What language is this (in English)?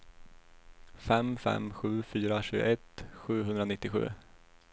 Swedish